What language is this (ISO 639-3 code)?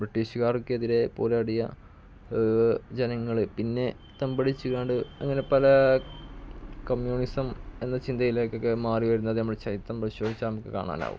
mal